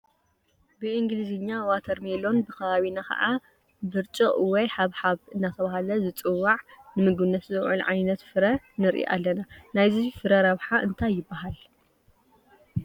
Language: Tigrinya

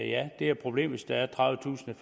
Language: Danish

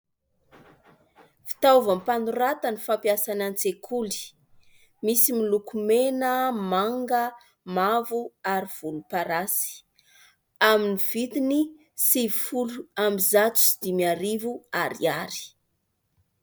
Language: Malagasy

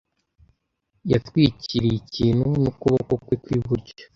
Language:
Kinyarwanda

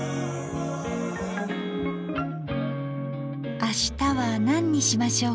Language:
Japanese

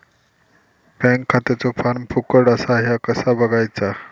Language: Marathi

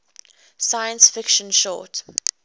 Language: English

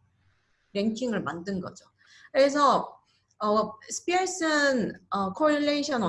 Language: Korean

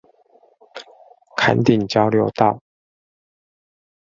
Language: Chinese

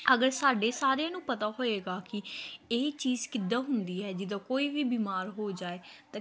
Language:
Punjabi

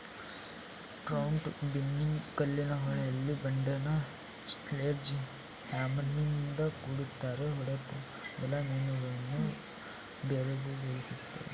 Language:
Kannada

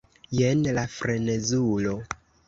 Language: Esperanto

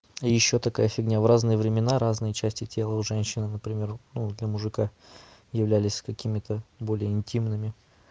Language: Russian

